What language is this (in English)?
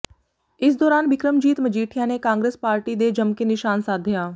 Punjabi